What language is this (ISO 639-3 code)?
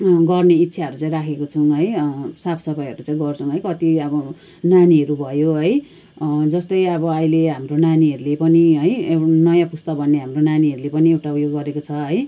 nep